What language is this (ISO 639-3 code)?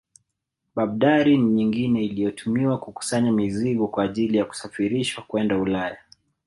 swa